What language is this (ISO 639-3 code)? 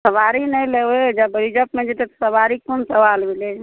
mai